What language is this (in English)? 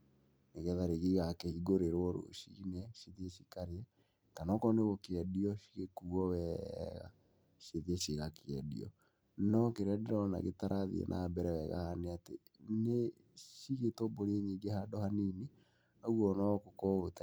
Kikuyu